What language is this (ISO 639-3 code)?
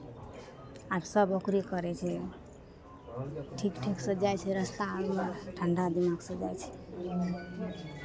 mai